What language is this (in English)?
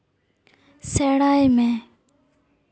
Santali